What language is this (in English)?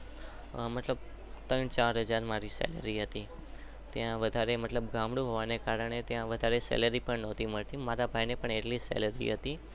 Gujarati